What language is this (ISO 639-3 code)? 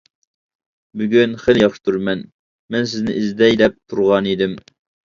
uig